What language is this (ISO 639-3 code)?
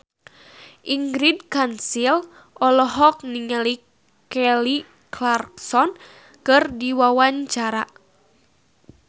sun